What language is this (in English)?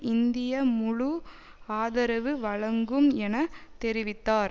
Tamil